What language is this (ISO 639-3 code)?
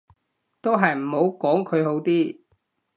yue